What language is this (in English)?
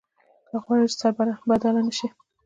Pashto